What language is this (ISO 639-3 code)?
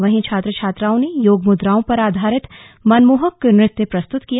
hin